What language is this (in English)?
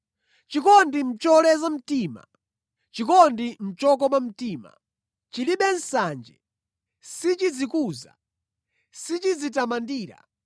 Nyanja